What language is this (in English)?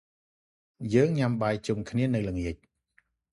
Khmer